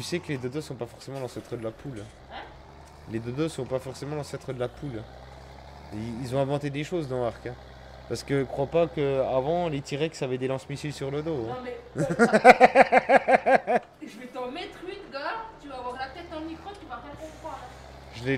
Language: French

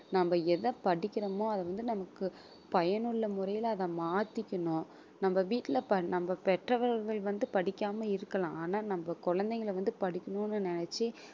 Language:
Tamil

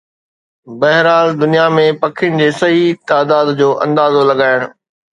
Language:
Sindhi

